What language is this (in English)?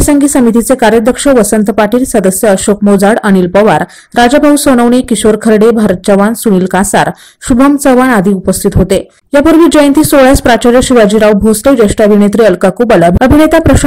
Hindi